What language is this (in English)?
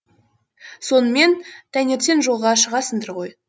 Kazakh